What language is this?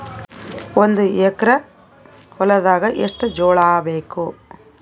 Kannada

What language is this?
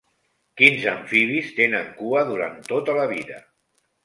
Catalan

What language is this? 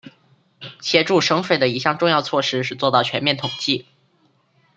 Chinese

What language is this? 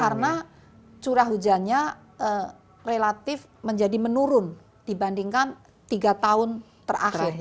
Indonesian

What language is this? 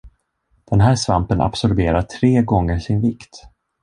Swedish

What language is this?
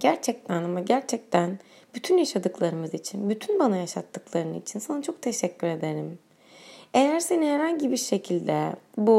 Turkish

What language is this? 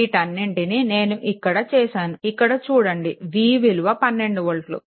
Telugu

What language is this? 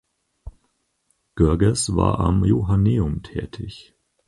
German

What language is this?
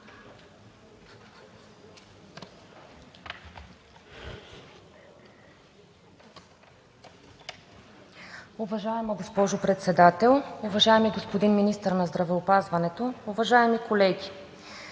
Bulgarian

